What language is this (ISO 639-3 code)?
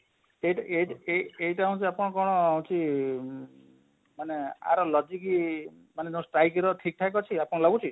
ori